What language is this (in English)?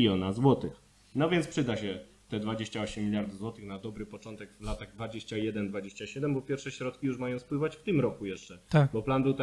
Polish